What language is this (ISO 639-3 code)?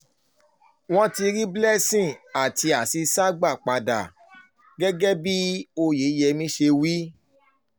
yor